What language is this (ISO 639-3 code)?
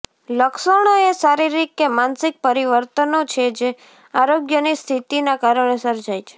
guj